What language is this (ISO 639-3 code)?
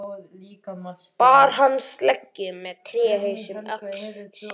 isl